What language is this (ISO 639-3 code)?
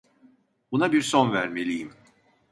tur